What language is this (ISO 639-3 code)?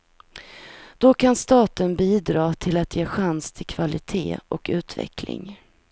swe